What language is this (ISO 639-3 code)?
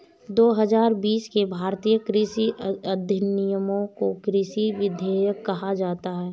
hin